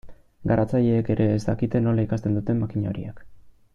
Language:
Basque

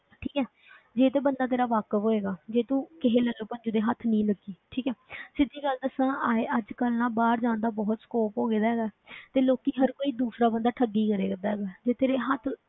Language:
Punjabi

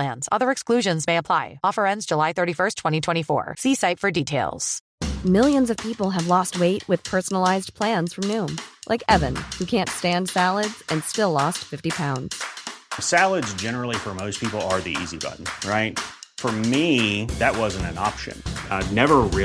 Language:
Persian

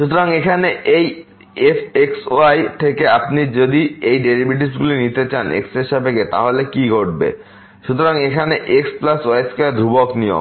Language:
Bangla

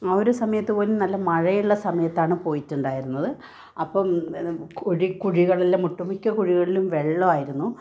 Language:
Malayalam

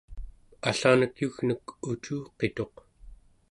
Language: Central Yupik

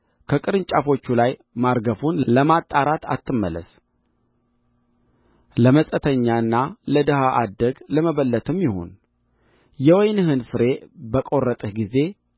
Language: Amharic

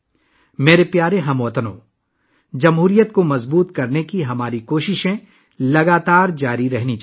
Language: Urdu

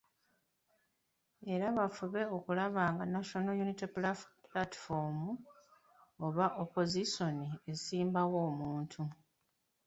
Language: Ganda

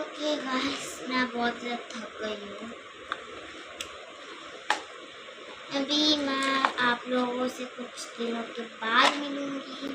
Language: Hindi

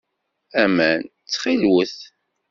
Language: Kabyle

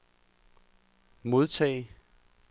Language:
Danish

